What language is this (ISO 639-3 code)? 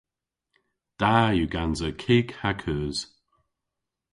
cor